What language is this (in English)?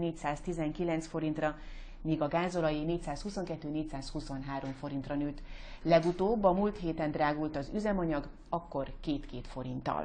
Hungarian